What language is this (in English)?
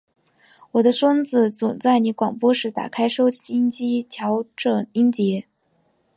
Chinese